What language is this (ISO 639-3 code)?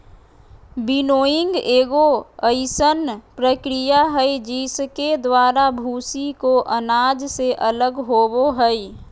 mag